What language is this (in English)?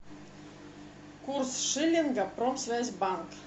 Russian